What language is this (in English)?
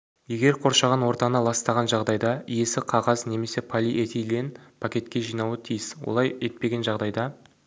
Kazakh